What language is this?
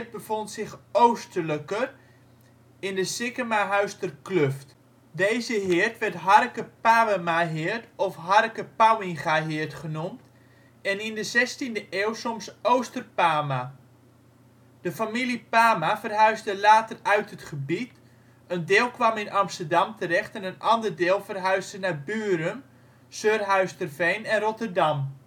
Dutch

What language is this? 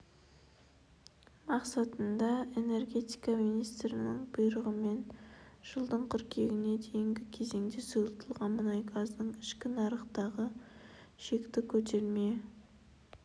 Kazakh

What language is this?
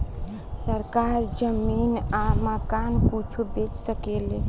Bhojpuri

